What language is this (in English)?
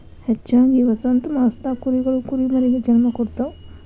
Kannada